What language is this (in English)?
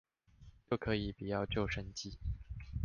Chinese